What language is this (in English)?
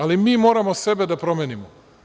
Serbian